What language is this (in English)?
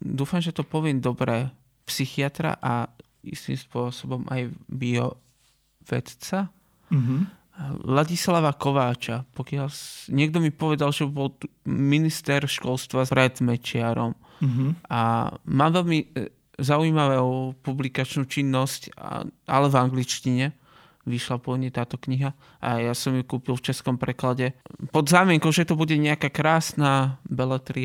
Slovak